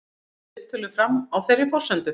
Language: Icelandic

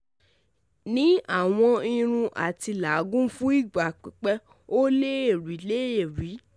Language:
Yoruba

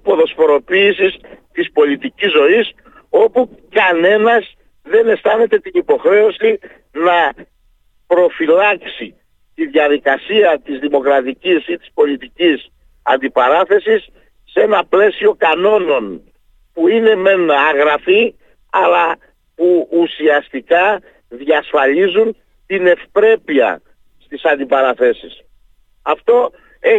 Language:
Greek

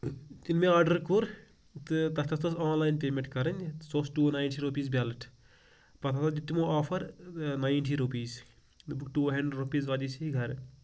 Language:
Kashmiri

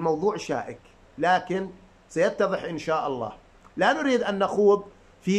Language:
Arabic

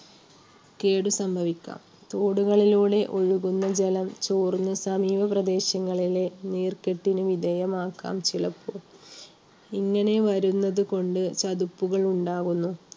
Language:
Malayalam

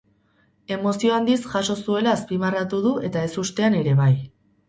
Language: Basque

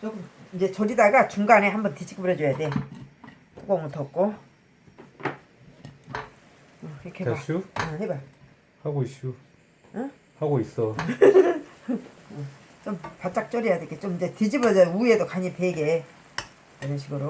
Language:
Korean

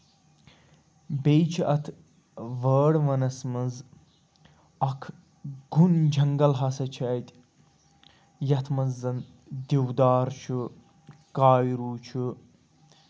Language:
Kashmiri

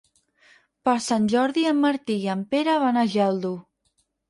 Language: Catalan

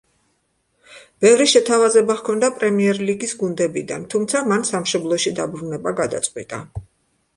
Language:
Georgian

